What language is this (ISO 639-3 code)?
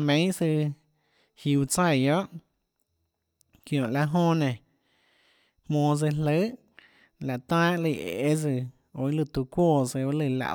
ctl